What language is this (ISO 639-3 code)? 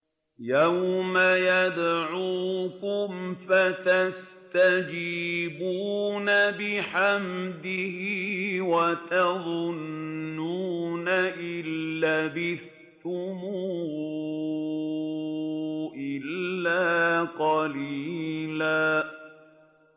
ara